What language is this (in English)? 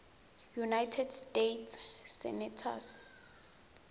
Swati